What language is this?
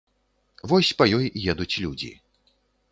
Belarusian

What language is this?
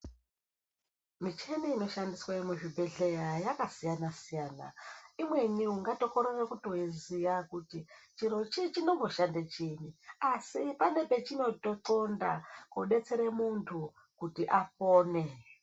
Ndau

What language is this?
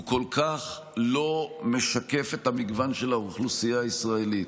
Hebrew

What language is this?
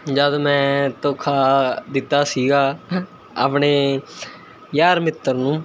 Punjabi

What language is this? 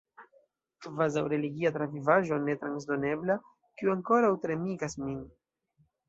Esperanto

